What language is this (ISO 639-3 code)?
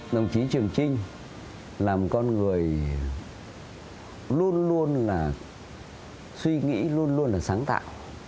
vie